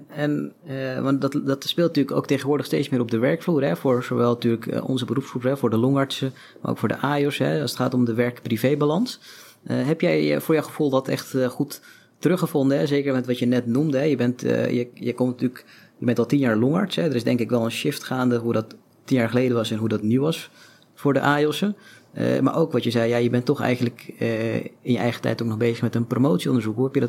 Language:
Dutch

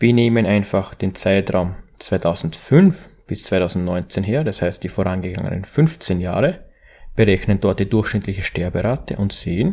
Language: German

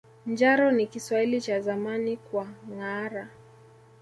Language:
Swahili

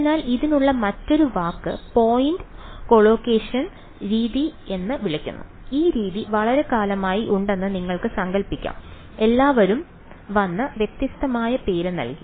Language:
Malayalam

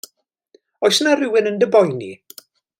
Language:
Welsh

